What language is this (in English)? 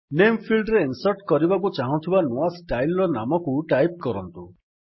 Odia